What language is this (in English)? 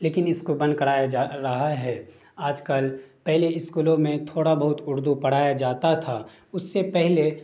Urdu